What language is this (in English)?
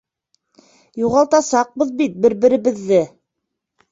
Bashkir